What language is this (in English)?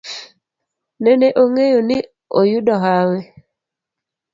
Luo (Kenya and Tanzania)